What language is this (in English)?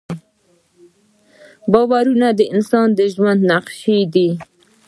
Pashto